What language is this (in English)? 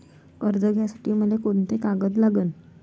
Marathi